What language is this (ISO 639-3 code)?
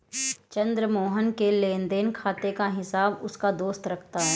hin